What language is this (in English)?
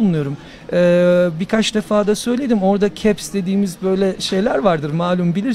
Turkish